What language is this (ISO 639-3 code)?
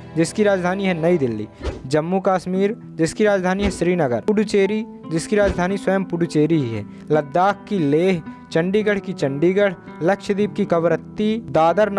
hin